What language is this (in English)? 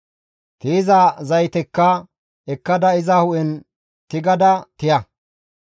Gamo